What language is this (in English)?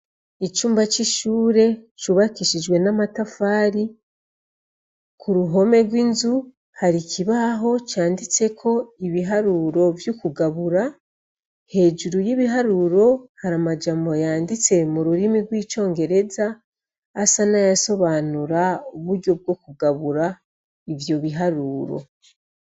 Rundi